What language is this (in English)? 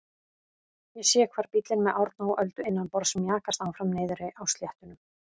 Icelandic